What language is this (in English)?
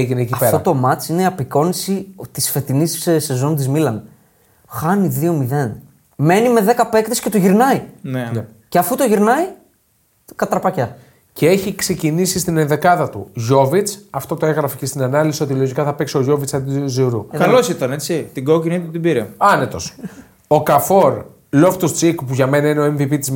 Greek